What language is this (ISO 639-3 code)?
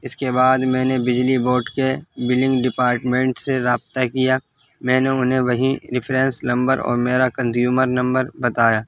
urd